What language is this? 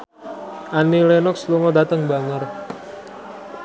Javanese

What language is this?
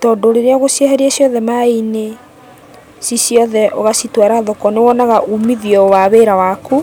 Kikuyu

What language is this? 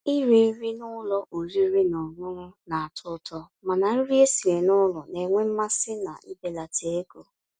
Igbo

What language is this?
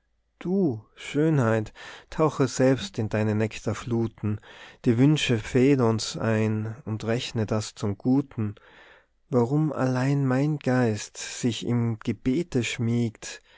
German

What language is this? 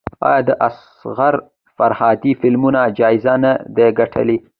Pashto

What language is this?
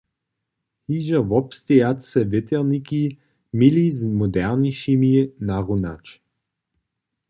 Upper Sorbian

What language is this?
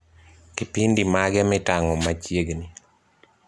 Luo (Kenya and Tanzania)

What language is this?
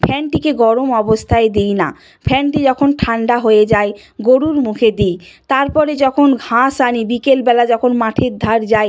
Bangla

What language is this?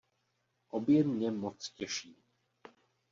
Czech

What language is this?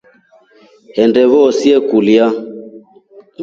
Rombo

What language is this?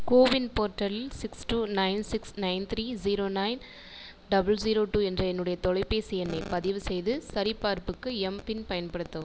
Tamil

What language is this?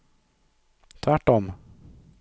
Swedish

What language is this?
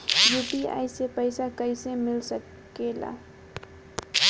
Bhojpuri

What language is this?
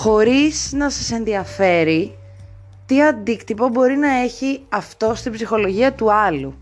Greek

